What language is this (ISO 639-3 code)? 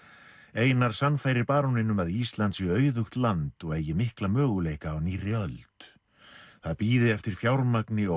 isl